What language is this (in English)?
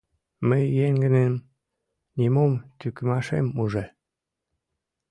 Mari